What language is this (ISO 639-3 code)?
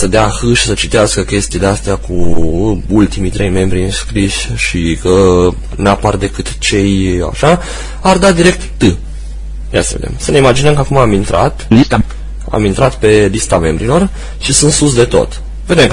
ron